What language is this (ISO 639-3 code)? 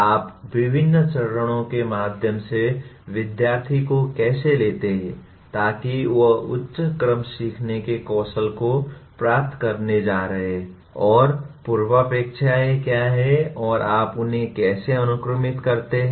hin